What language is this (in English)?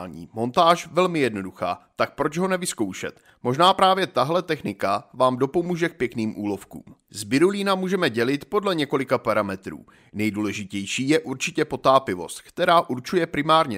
Czech